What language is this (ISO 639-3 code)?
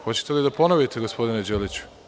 srp